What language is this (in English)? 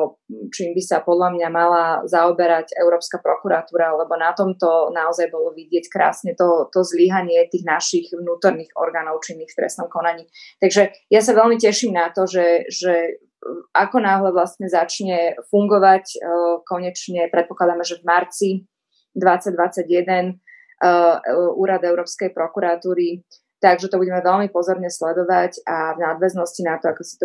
Slovak